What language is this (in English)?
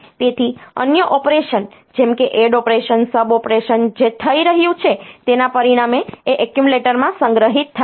Gujarati